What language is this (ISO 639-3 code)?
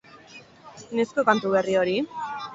eus